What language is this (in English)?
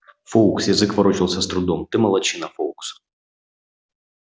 Russian